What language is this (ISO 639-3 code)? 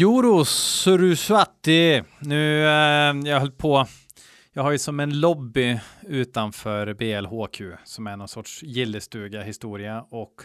swe